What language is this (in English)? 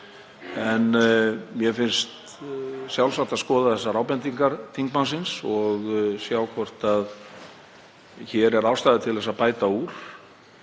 Icelandic